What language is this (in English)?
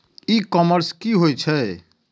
Maithili